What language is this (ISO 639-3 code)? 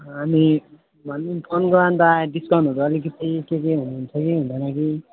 nep